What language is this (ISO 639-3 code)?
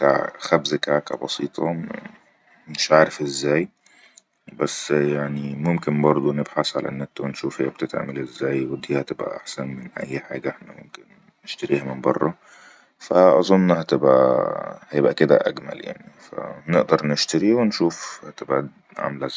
arz